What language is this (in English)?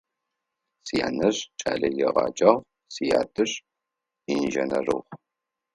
Adyghe